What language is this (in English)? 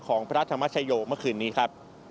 Thai